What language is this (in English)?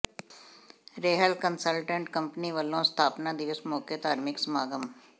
Punjabi